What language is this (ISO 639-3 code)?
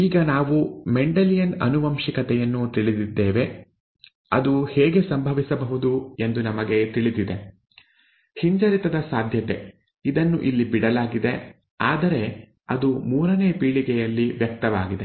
kan